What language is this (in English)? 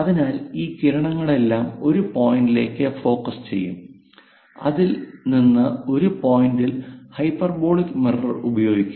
Malayalam